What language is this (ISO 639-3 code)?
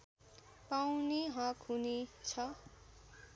nep